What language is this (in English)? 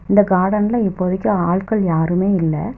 Tamil